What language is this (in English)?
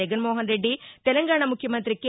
Telugu